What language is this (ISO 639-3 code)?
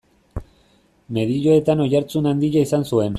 eus